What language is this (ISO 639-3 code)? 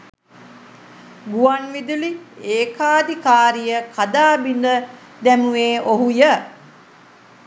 sin